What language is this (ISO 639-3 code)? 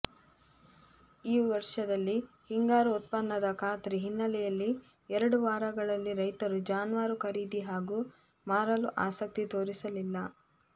kan